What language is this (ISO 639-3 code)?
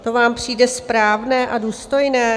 ces